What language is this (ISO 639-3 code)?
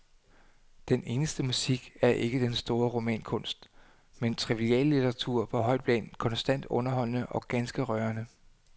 dan